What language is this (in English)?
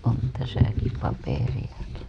Finnish